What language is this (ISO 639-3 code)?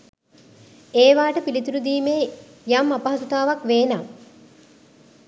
sin